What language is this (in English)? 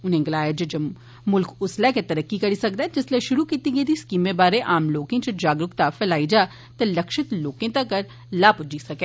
Dogri